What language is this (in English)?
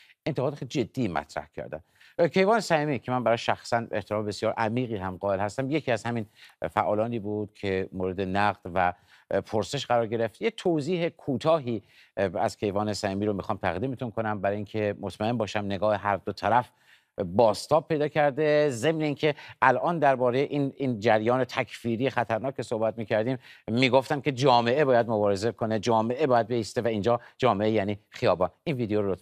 Persian